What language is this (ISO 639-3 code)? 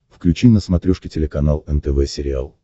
rus